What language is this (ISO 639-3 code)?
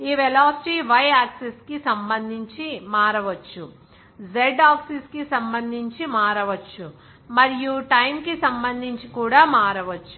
tel